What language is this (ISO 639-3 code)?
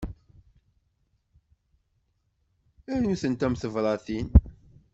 kab